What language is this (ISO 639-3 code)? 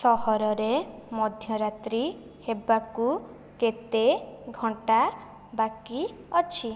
ori